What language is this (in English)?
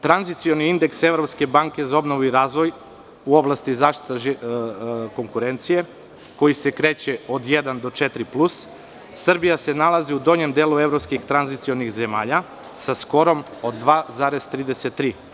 Serbian